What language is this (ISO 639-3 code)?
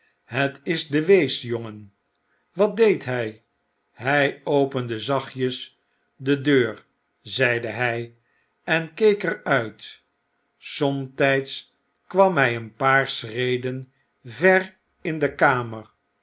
nld